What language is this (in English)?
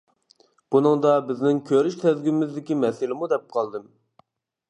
Uyghur